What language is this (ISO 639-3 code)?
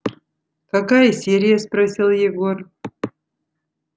rus